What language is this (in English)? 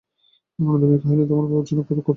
Bangla